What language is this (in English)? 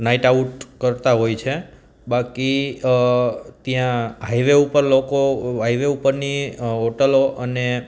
Gujarati